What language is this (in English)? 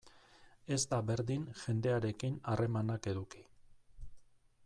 Basque